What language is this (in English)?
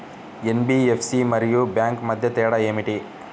Telugu